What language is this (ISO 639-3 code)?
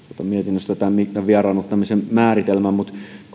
fin